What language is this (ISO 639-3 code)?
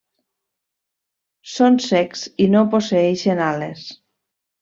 cat